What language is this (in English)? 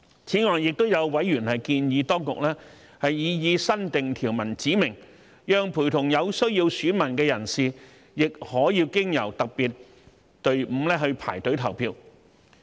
Cantonese